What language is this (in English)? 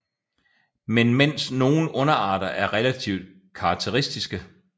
Danish